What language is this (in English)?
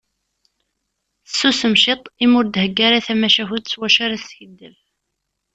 Kabyle